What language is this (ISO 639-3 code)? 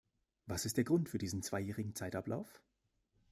deu